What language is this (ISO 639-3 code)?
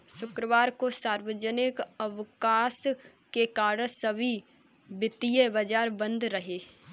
hin